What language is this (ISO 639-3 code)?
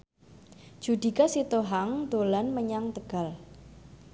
jav